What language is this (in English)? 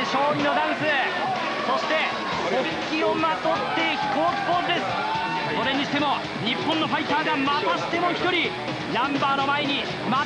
Japanese